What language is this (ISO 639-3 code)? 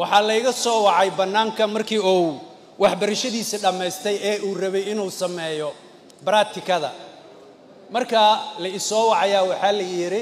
ara